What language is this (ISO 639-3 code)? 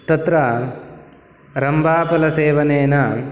san